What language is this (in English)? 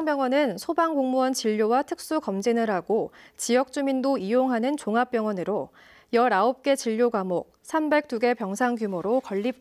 Korean